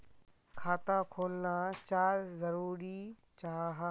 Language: Magahi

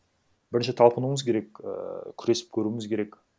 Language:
Kazakh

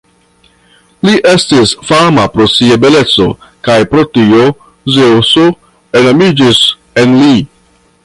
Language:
Esperanto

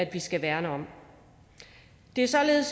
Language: Danish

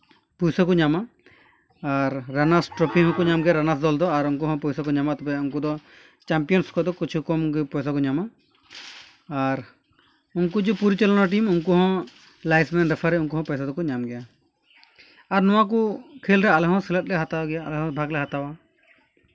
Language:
Santali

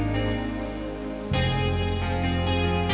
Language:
Indonesian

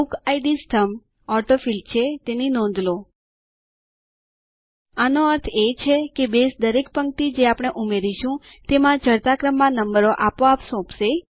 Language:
Gujarati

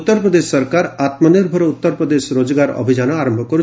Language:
Odia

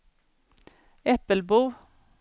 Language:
Swedish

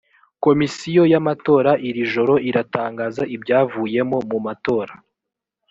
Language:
Kinyarwanda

